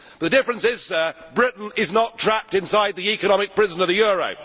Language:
English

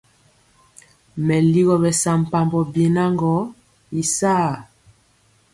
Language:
Mpiemo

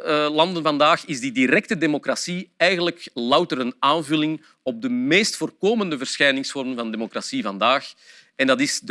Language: Dutch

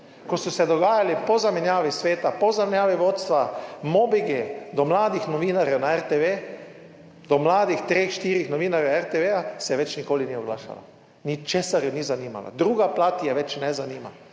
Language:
Slovenian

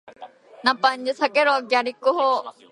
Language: Japanese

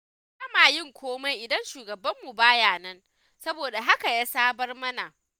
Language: Hausa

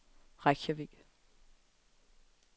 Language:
Danish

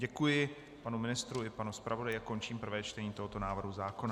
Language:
Czech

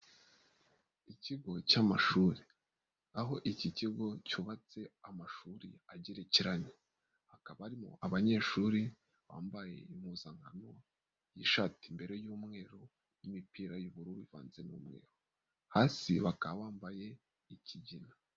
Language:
Kinyarwanda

